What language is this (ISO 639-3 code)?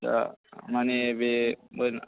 brx